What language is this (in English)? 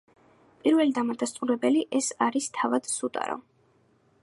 Georgian